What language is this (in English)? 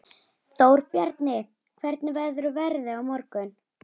Icelandic